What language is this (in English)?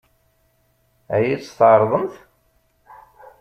Kabyle